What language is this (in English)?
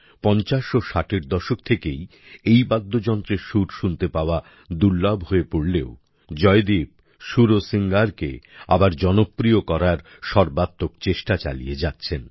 Bangla